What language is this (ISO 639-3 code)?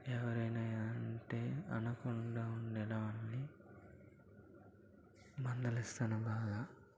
tel